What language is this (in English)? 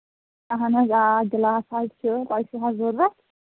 Kashmiri